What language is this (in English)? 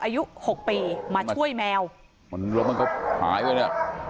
Thai